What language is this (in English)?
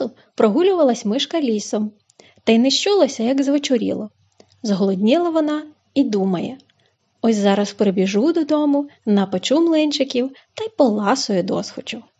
Ukrainian